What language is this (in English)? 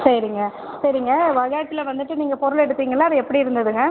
Tamil